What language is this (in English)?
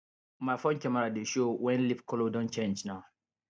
Nigerian Pidgin